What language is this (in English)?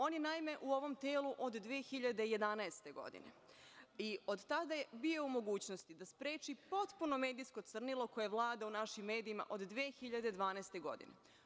Serbian